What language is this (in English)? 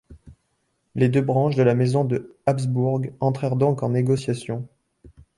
French